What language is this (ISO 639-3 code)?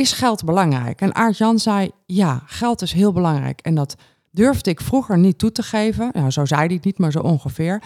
nld